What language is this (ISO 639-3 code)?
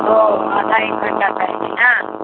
mai